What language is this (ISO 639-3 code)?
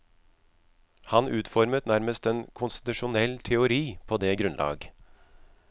nor